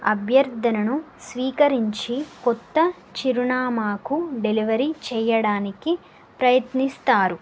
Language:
Telugu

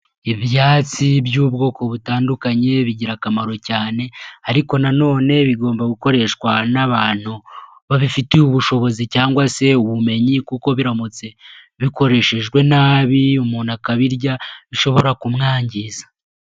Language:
Kinyarwanda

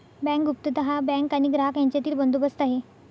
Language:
Marathi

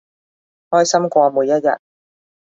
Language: Cantonese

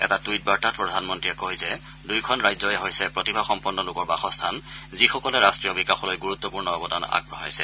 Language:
Assamese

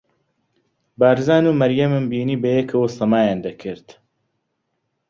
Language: Central Kurdish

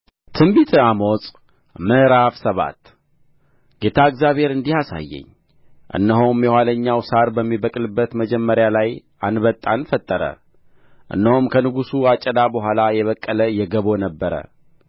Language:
Amharic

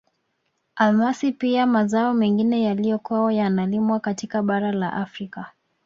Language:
Swahili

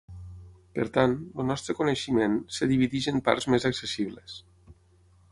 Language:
Catalan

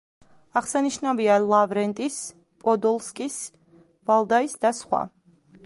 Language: Georgian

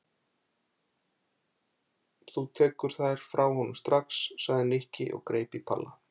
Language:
Icelandic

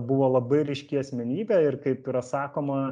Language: Lithuanian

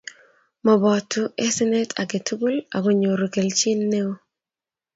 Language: Kalenjin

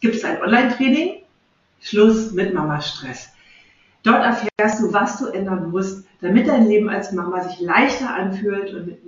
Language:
German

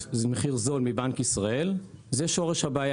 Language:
Hebrew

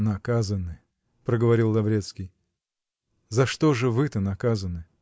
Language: Russian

